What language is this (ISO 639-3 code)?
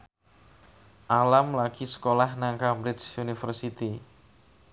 jav